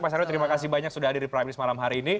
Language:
Indonesian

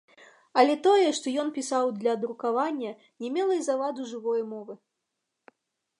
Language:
Belarusian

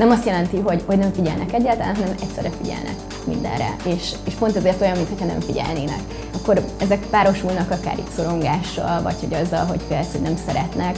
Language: Hungarian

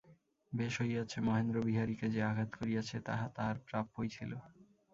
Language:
Bangla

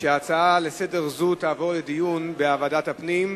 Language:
Hebrew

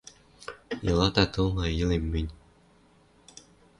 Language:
Western Mari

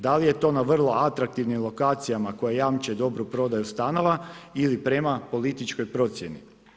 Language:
Croatian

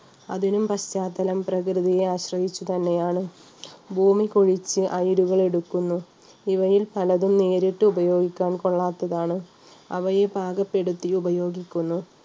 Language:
Malayalam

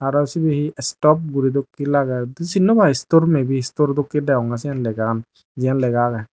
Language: Chakma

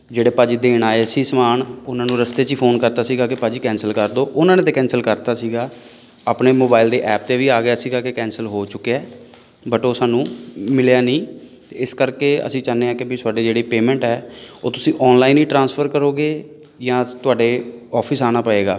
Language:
Punjabi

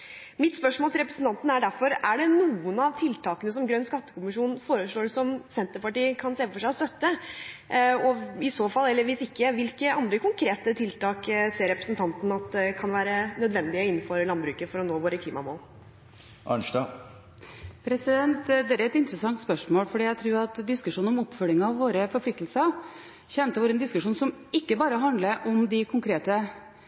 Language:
Norwegian Bokmål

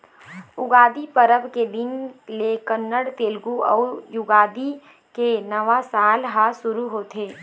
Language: Chhattisgarhi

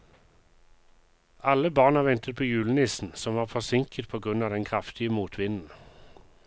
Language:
Norwegian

